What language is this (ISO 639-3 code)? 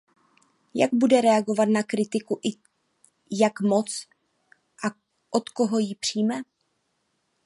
ces